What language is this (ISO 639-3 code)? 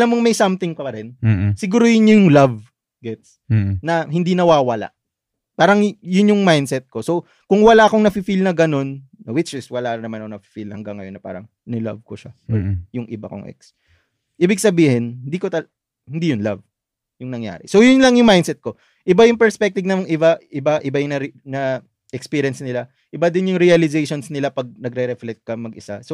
fil